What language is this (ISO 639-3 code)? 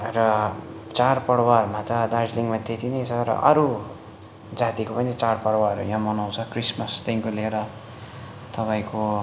nep